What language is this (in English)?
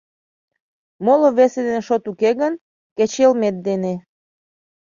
Mari